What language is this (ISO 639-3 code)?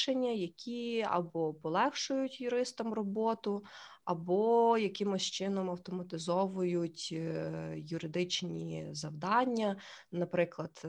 ukr